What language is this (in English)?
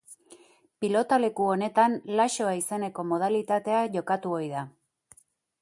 Basque